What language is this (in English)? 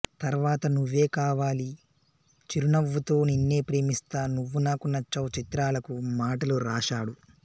Telugu